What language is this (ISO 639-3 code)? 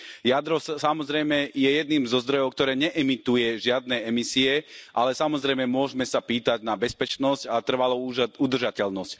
slk